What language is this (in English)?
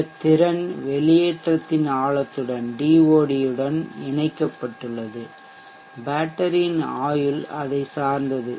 Tamil